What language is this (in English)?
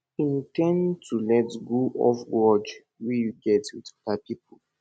Nigerian Pidgin